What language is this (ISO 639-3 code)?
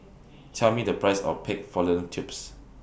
eng